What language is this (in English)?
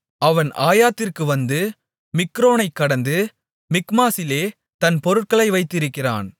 Tamil